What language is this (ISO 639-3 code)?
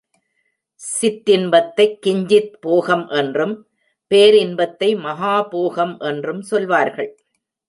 tam